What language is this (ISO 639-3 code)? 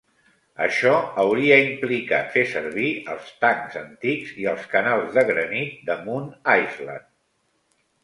cat